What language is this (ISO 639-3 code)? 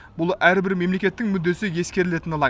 kaz